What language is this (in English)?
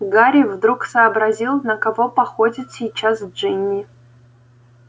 Russian